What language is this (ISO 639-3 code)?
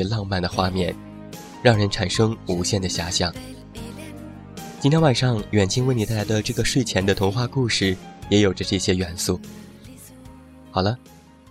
zho